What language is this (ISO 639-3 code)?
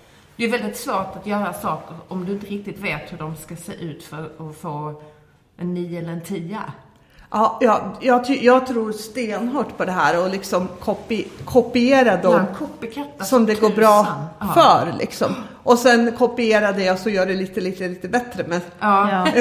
swe